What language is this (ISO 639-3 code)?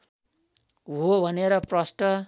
nep